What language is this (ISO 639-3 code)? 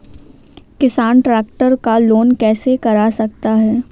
hin